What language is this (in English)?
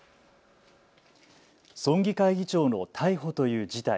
Japanese